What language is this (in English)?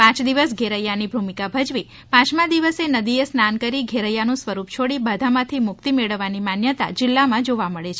Gujarati